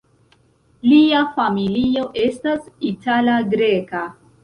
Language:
Esperanto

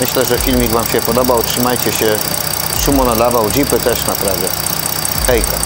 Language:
Polish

